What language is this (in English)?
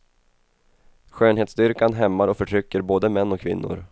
Swedish